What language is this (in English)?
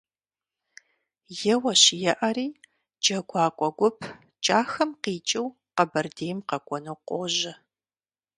Kabardian